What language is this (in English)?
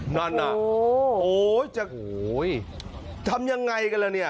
Thai